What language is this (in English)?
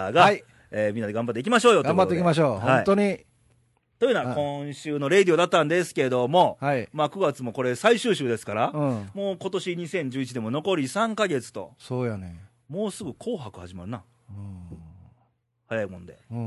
Japanese